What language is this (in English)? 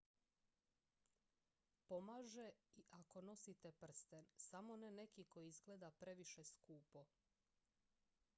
Croatian